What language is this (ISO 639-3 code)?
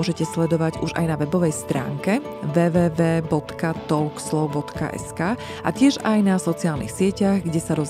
slk